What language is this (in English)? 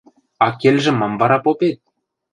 Western Mari